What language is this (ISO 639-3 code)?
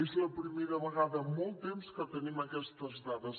cat